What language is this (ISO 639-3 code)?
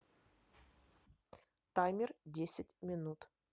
rus